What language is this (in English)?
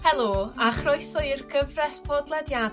Welsh